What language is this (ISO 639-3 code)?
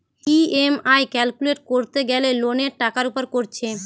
ben